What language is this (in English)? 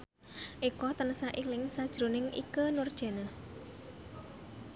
Javanese